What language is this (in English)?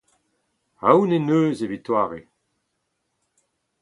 Breton